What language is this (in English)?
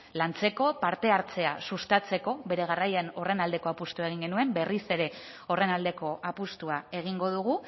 Basque